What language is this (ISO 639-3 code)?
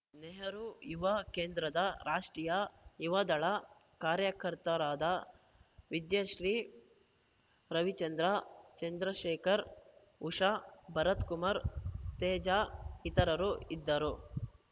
kan